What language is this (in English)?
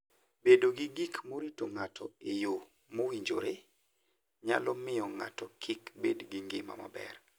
Luo (Kenya and Tanzania)